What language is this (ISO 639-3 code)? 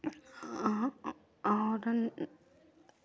hin